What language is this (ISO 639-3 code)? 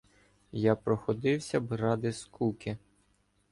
ukr